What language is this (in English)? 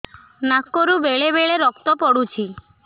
Odia